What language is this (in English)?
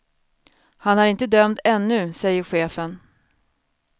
Swedish